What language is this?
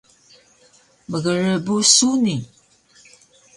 Taroko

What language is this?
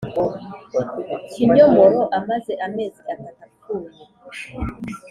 Kinyarwanda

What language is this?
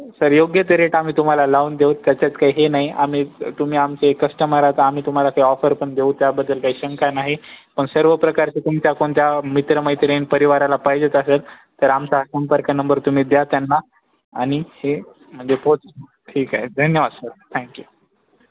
Marathi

